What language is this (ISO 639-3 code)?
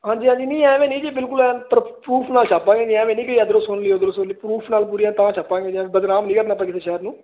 pan